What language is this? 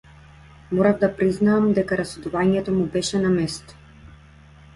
Macedonian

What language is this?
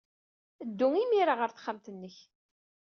Kabyle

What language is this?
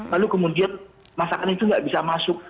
Indonesian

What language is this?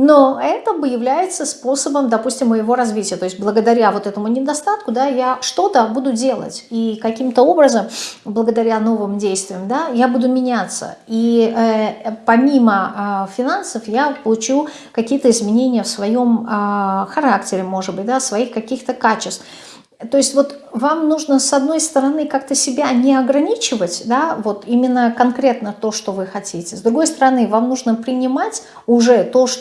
Russian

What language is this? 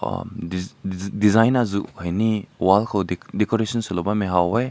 Rongmei Naga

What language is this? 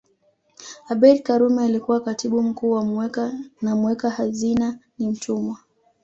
Swahili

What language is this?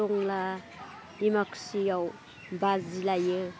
Bodo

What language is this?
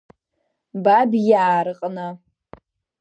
Abkhazian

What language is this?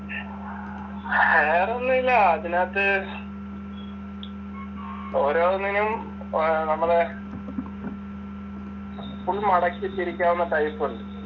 Malayalam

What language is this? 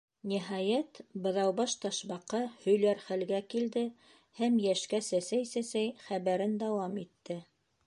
Bashkir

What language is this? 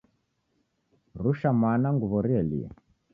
Taita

